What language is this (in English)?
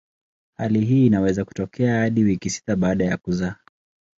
Swahili